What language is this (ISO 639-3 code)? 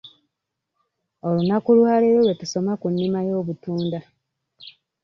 lug